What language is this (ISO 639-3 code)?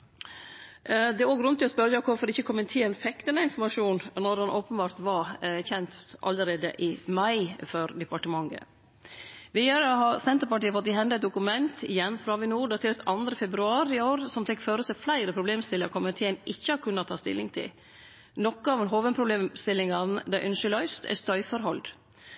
nno